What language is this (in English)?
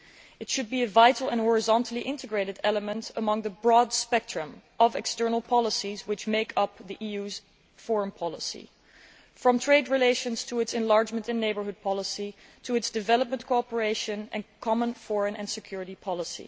English